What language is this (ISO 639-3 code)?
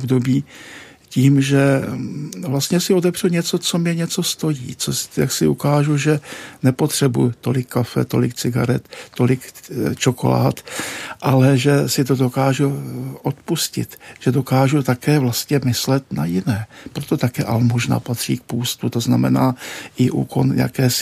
ces